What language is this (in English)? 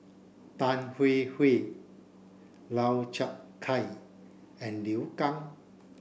English